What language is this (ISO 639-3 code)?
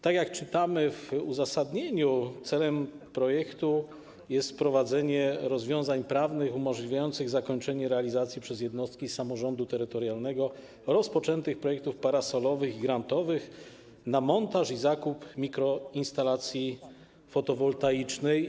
pol